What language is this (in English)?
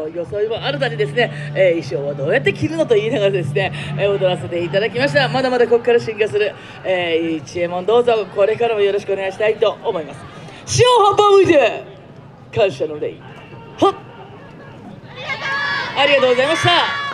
Japanese